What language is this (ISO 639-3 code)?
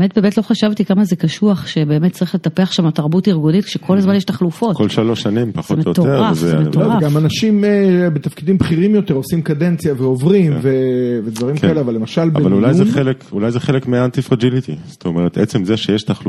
heb